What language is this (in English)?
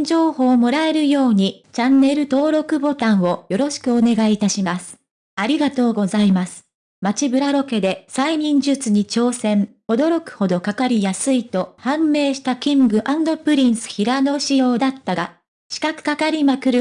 Japanese